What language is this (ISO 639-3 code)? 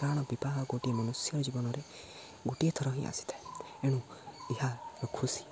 ori